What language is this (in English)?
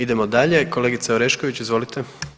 Croatian